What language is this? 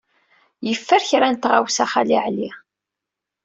Kabyle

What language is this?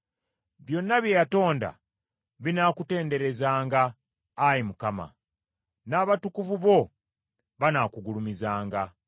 Ganda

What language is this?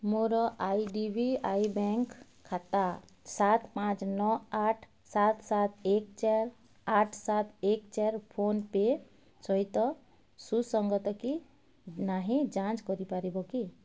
Odia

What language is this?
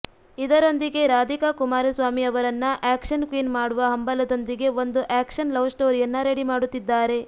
Kannada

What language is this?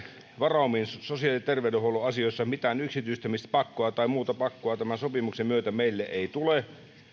Finnish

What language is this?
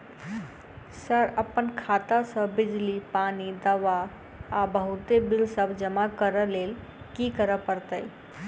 Maithili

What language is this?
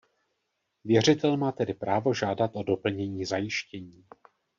Czech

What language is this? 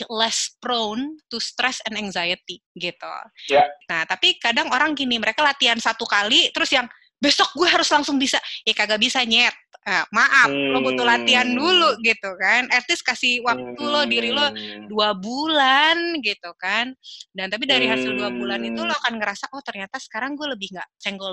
Indonesian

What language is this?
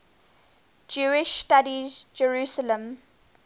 English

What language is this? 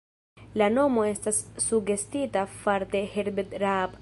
Esperanto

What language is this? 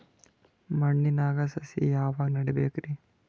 Kannada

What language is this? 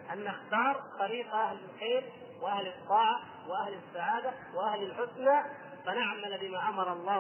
Arabic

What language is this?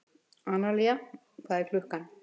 Icelandic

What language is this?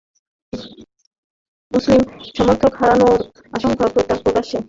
Bangla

